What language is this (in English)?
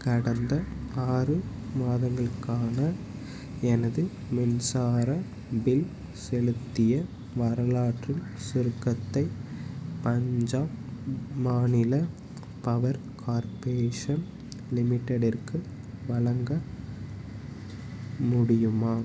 Tamil